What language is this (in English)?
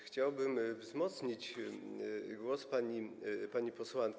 Polish